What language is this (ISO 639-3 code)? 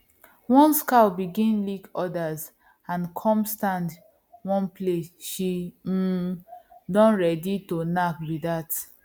pcm